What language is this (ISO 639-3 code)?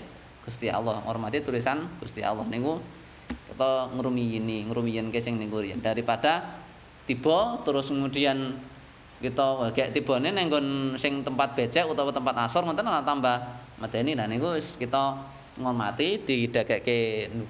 ind